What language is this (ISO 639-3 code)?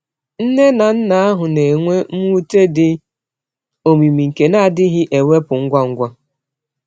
ibo